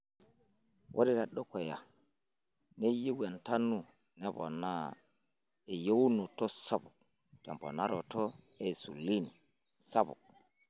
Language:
Masai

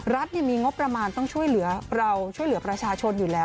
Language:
Thai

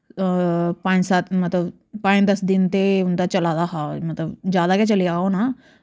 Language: Dogri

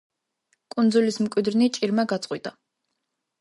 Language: Georgian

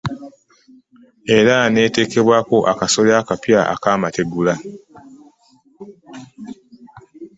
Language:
Ganda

